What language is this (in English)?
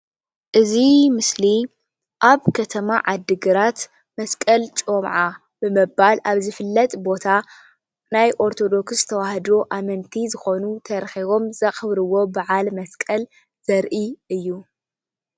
Tigrinya